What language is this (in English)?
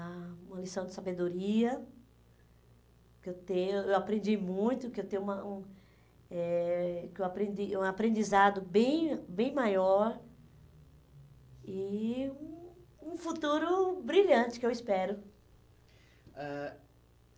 Portuguese